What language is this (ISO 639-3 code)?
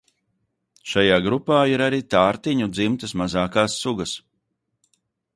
lav